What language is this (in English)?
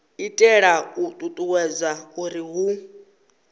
Venda